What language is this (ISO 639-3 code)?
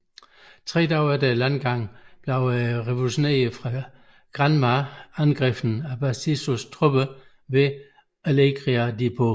dan